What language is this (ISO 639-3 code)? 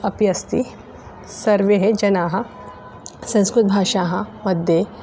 san